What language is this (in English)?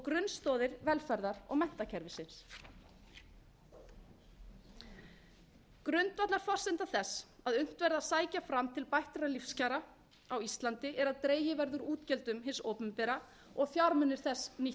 Icelandic